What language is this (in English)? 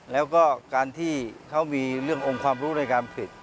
Thai